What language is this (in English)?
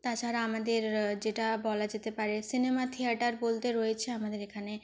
Bangla